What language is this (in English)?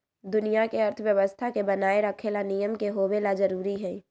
Magahi